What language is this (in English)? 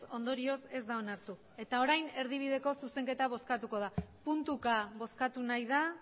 Basque